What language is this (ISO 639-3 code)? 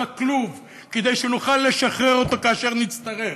heb